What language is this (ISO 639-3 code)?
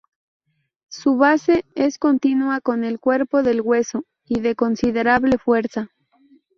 spa